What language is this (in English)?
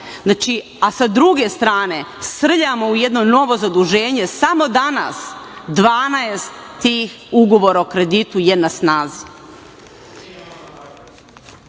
Serbian